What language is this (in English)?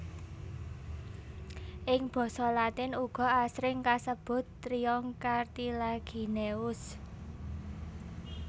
Javanese